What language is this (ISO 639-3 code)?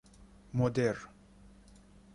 fas